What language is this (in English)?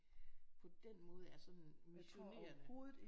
Danish